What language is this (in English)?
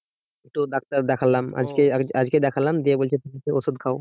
Bangla